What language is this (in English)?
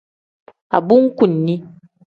Tem